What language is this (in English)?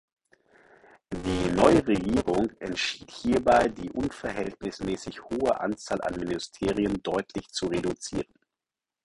German